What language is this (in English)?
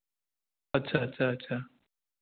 Hindi